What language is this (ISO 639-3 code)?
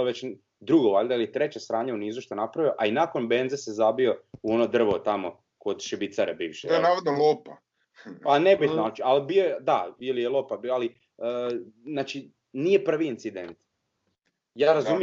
hrv